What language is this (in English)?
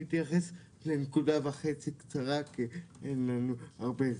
Hebrew